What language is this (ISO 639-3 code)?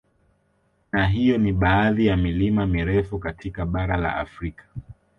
swa